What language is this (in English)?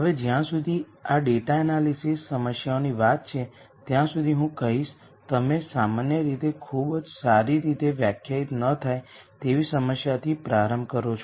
Gujarati